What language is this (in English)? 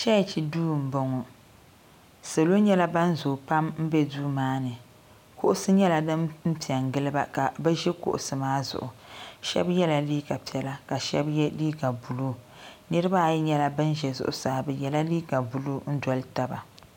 Dagbani